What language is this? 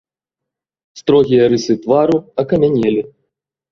Belarusian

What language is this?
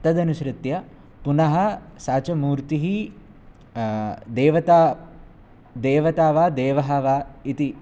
Sanskrit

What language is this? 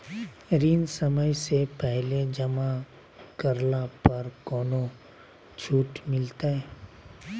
Magahi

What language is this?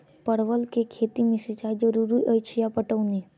Maithili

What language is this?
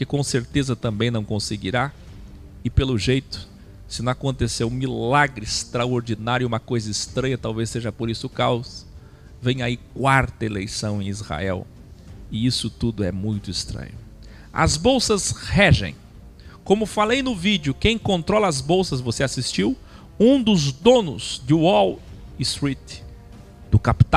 Portuguese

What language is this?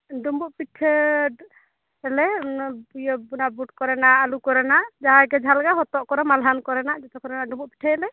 Santali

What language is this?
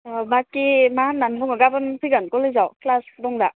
Bodo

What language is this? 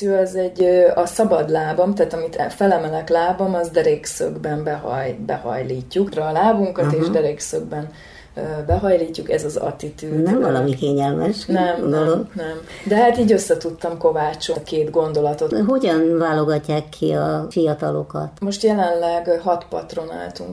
Hungarian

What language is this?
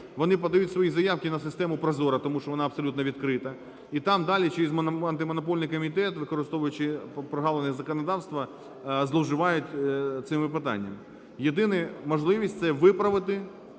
Ukrainian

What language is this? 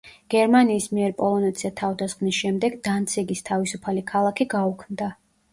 Georgian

